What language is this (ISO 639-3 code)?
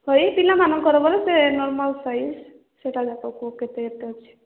ori